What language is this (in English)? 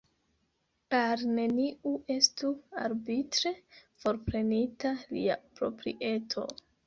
Esperanto